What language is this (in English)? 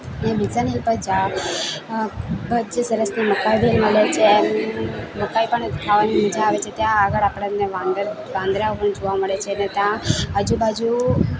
Gujarati